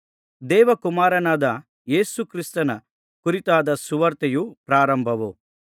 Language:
Kannada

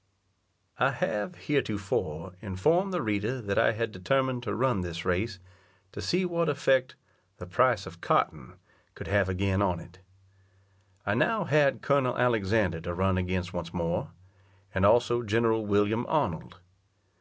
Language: English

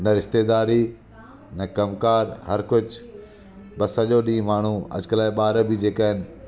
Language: Sindhi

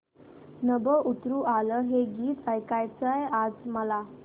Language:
Marathi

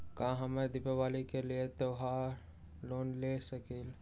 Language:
Magahi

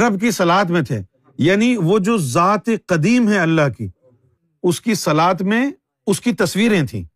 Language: Urdu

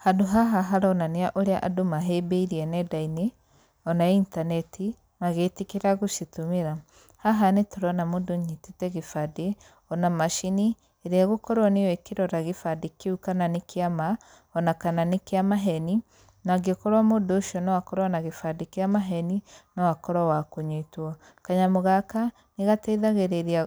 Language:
Kikuyu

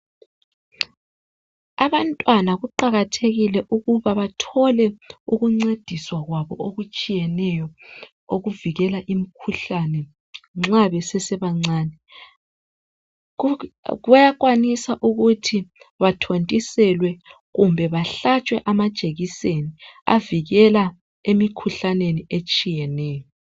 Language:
North Ndebele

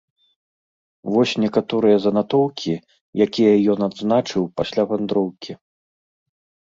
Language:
Belarusian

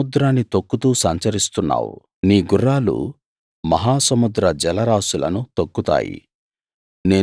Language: Telugu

